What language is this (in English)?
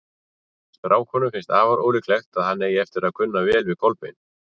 Icelandic